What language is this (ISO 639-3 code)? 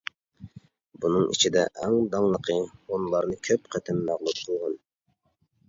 uig